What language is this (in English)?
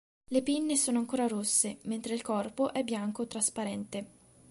Italian